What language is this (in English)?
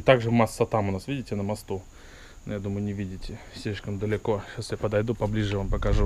Russian